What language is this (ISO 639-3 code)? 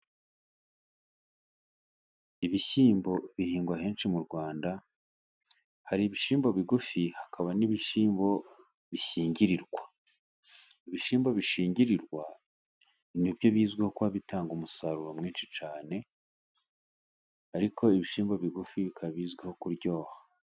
kin